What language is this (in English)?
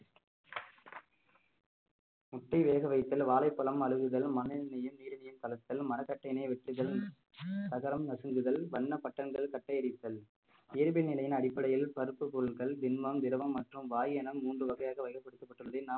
Tamil